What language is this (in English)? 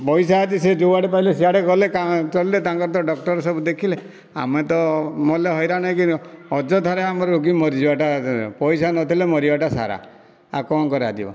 Odia